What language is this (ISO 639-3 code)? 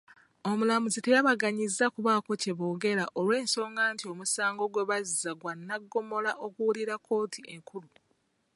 lug